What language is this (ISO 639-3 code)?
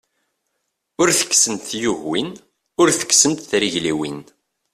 kab